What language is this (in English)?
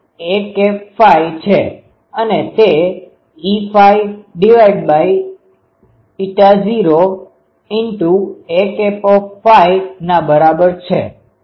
Gujarati